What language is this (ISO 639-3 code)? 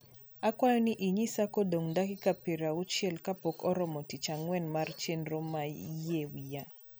luo